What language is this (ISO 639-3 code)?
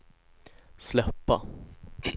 swe